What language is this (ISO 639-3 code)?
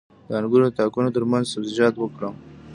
pus